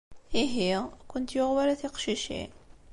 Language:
Kabyle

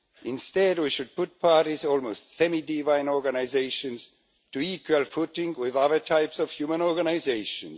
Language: English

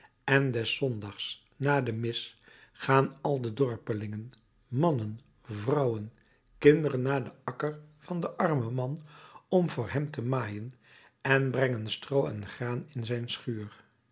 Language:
Dutch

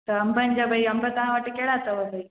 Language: Sindhi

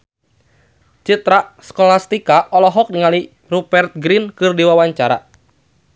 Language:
Sundanese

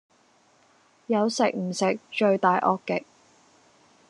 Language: Cantonese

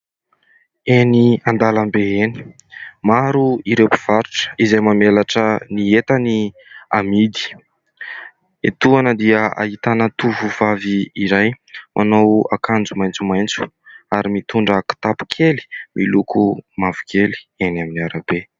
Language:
Malagasy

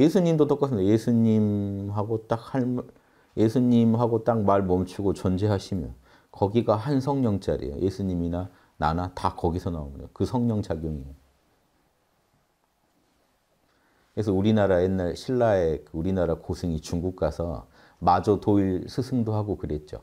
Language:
Korean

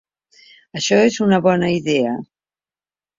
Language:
Catalan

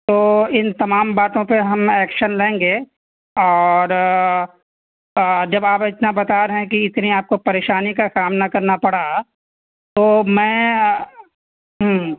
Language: Urdu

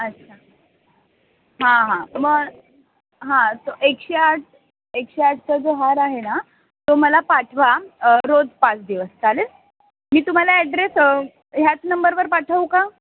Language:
Marathi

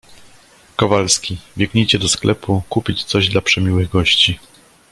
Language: Polish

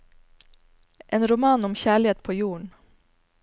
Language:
Norwegian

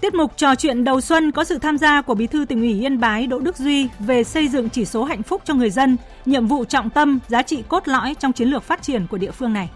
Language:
Vietnamese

